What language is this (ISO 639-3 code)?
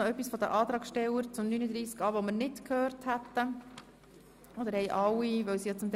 gsw